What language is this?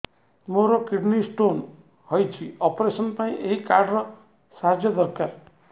Odia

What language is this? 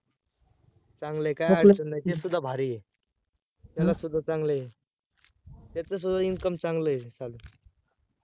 Marathi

